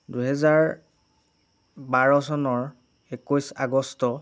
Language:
Assamese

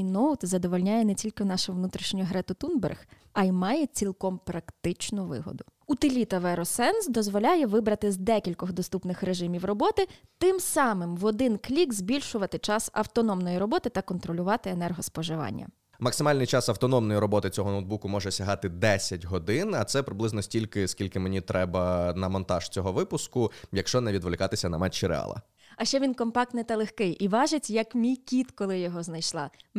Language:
Ukrainian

